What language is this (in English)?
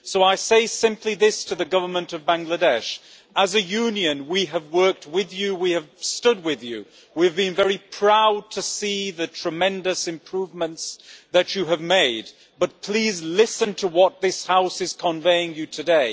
English